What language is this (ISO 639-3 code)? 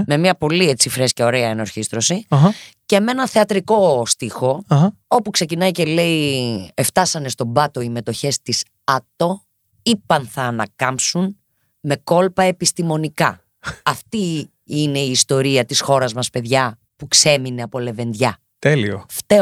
ell